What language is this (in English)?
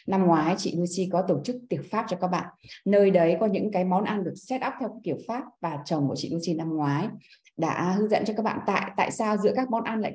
Vietnamese